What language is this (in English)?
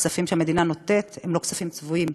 Hebrew